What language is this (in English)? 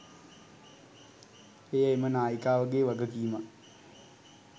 Sinhala